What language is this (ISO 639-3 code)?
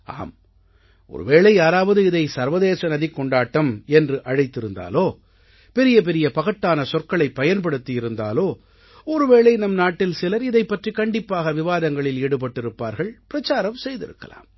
tam